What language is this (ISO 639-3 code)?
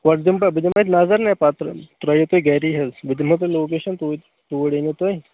kas